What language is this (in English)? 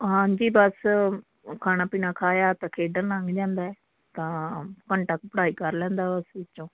Punjabi